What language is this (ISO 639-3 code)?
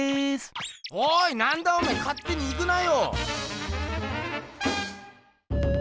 jpn